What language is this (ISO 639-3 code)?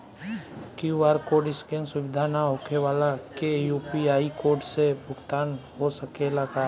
bho